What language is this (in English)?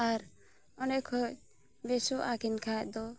Santali